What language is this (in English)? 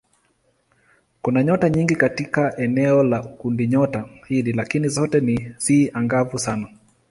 Swahili